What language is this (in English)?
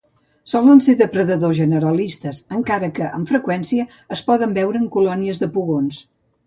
Catalan